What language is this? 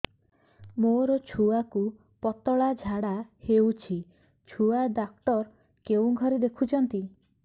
Odia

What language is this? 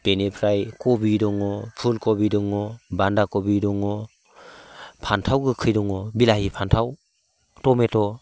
Bodo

